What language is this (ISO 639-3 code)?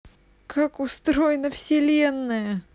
rus